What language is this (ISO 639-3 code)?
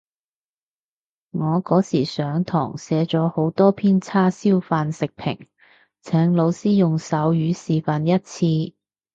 yue